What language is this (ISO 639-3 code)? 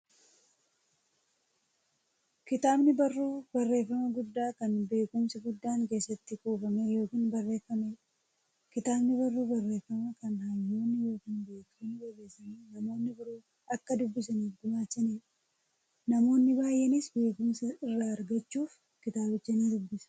orm